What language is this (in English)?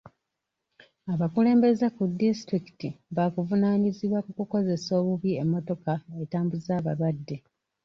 Ganda